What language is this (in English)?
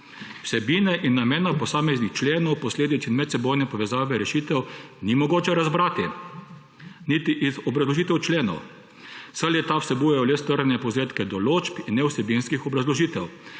Slovenian